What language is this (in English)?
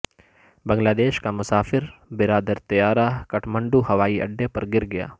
Urdu